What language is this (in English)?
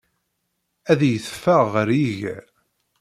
Kabyle